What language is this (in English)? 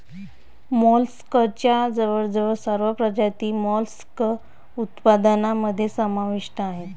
Marathi